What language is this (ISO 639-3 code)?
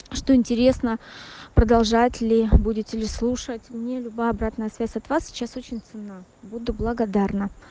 rus